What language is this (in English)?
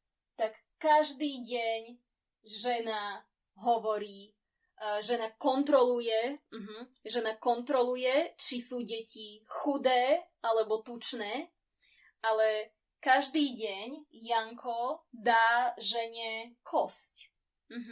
Slovak